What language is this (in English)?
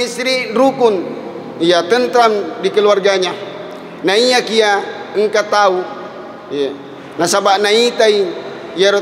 Malay